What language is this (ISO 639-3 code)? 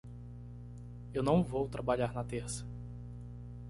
por